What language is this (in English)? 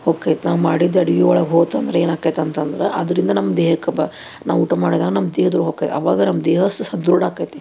Kannada